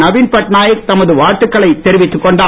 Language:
Tamil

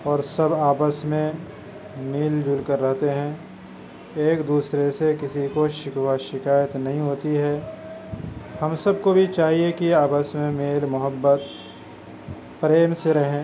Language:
Urdu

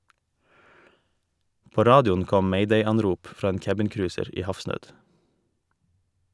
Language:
Norwegian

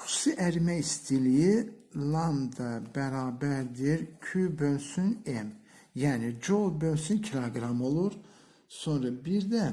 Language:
Turkish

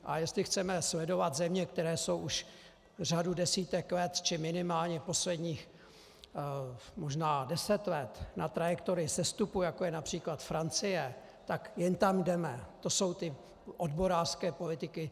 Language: Czech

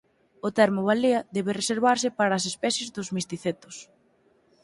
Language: Galician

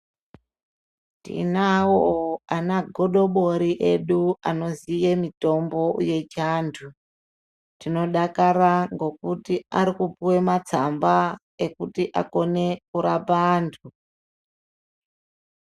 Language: Ndau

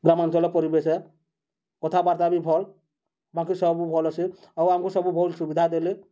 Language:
Odia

